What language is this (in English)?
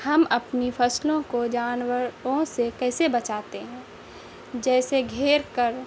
Urdu